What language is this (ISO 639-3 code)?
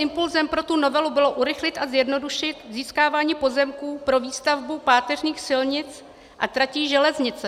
ces